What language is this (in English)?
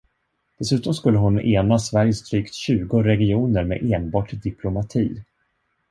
Swedish